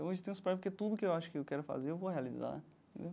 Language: Portuguese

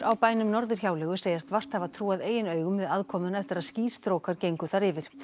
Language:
Icelandic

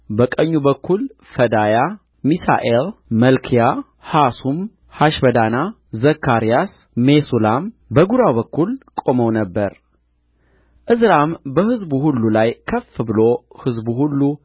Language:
Amharic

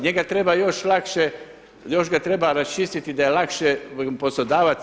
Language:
Croatian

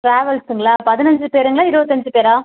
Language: Tamil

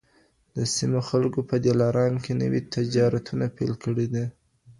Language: Pashto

